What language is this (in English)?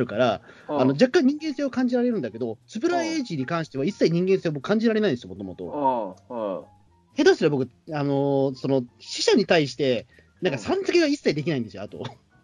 Japanese